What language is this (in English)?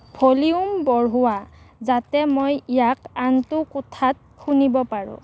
Assamese